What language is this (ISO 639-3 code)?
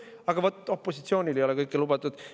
est